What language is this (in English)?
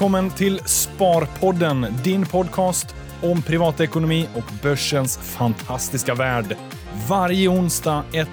Swedish